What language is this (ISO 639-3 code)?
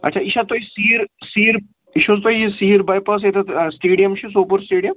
kas